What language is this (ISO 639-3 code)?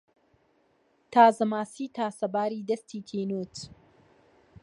ckb